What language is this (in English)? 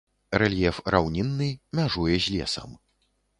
Belarusian